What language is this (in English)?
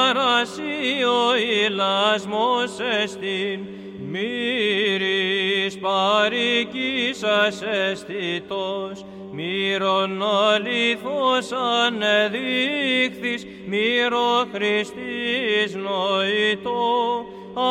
Greek